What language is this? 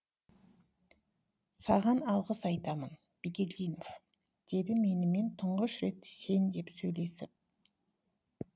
Kazakh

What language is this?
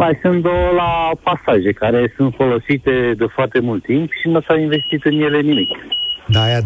Romanian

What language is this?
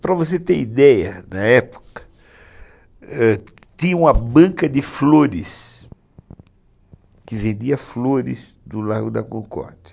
Portuguese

